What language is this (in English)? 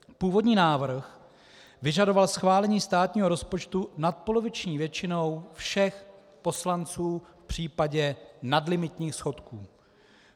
Czech